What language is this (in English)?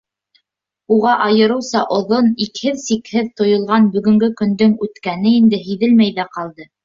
Bashkir